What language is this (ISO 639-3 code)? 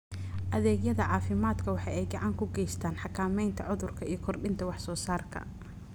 som